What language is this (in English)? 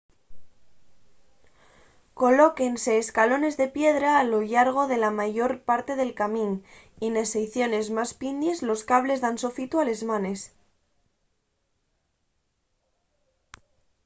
Asturian